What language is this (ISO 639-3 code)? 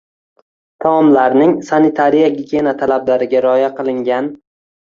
uzb